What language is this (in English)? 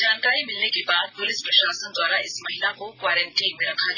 Hindi